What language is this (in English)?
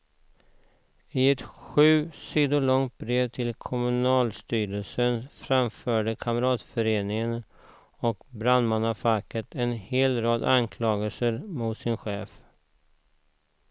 Swedish